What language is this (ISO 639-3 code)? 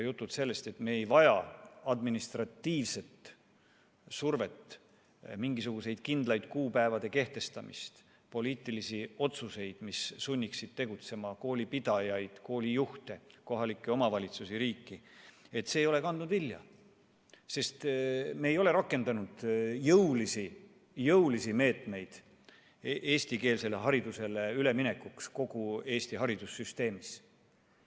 est